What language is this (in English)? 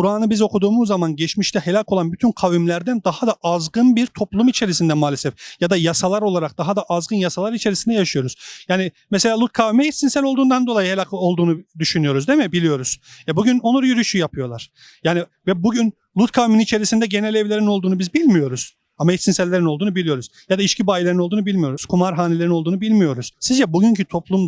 Turkish